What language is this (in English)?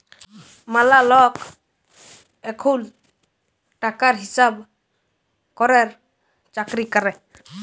Bangla